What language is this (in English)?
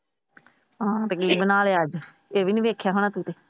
Punjabi